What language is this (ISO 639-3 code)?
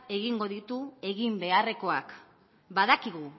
eus